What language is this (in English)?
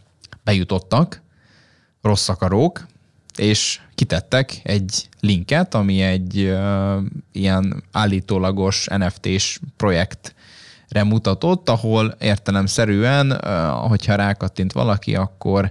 Hungarian